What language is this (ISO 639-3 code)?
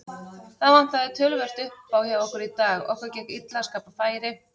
isl